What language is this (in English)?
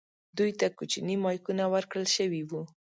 Pashto